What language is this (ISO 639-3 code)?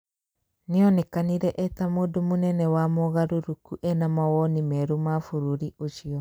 kik